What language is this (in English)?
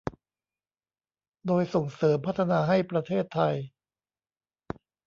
Thai